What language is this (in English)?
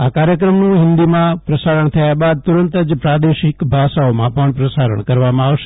Gujarati